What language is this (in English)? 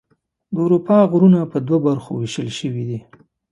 Pashto